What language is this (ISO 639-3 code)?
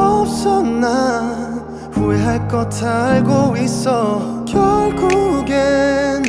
ron